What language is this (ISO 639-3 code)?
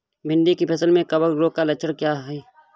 hin